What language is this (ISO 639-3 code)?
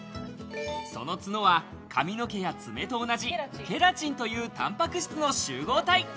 jpn